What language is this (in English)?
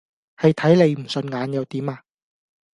Cantonese